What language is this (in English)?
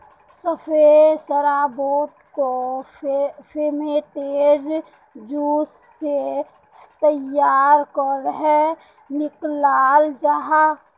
Magahi